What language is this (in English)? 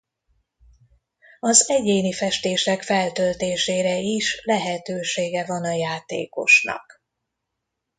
Hungarian